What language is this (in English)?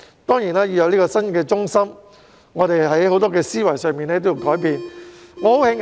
Cantonese